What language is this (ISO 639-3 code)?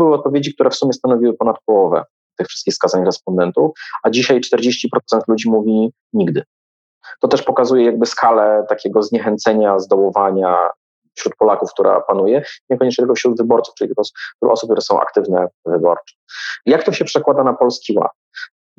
pol